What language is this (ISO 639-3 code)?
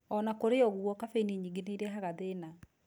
kik